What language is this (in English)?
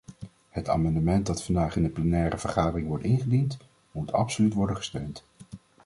Dutch